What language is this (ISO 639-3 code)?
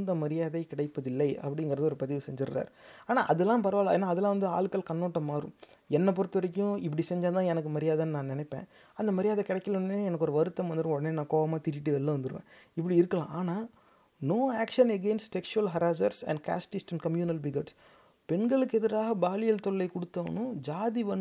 tam